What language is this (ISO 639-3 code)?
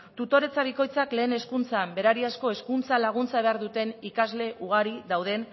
eus